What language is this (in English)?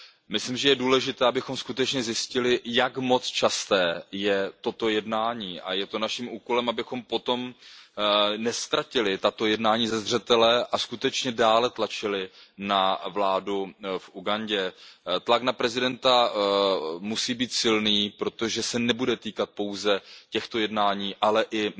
Czech